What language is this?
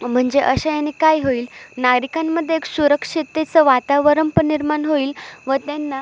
Marathi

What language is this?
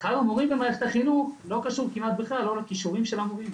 Hebrew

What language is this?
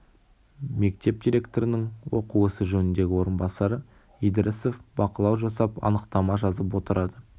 Kazakh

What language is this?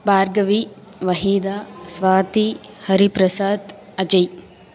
Telugu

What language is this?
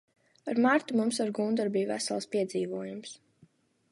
Latvian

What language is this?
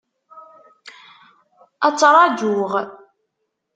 Kabyle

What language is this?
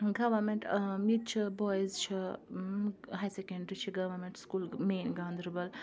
Kashmiri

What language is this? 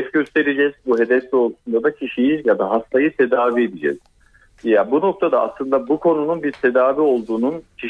Turkish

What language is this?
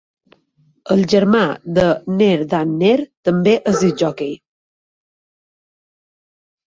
Catalan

